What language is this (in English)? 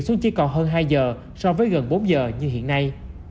Vietnamese